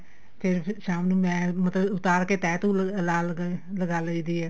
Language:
Punjabi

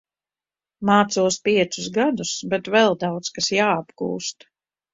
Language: Latvian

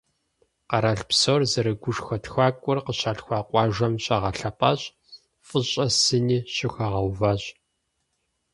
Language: Kabardian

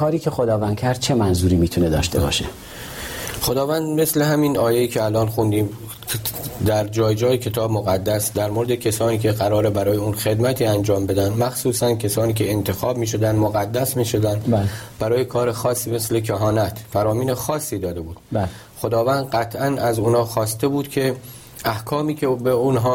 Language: Persian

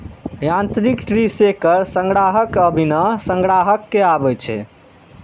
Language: Maithili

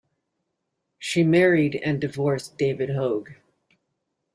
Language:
English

